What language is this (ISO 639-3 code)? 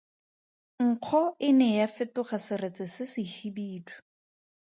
tsn